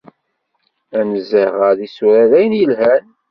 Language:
Kabyle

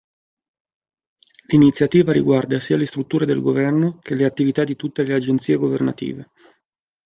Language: Italian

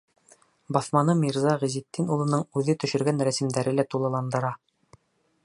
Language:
Bashkir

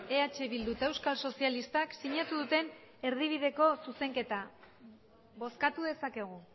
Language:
Basque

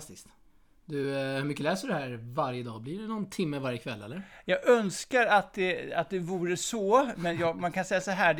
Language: Swedish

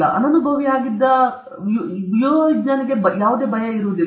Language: Kannada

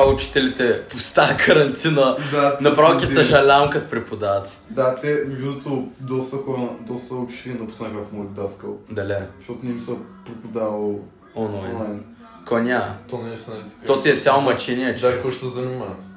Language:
Bulgarian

